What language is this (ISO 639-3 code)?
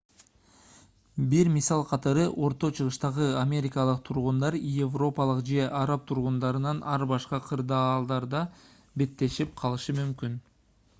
kir